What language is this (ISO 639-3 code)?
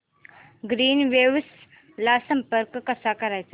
mar